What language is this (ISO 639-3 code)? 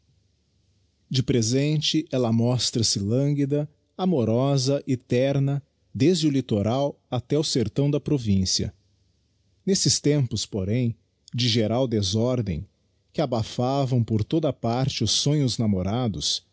por